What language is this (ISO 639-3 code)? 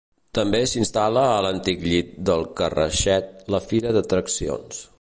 cat